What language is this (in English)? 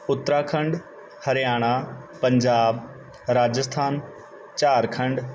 Punjabi